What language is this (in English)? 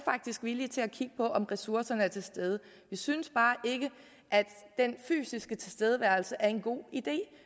Danish